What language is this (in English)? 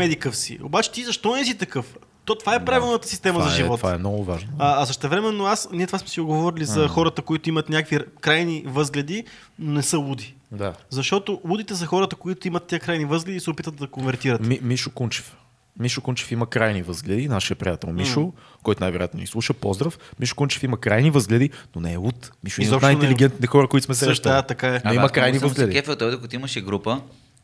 Bulgarian